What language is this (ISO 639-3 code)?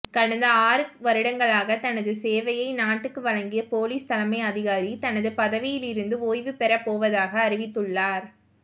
tam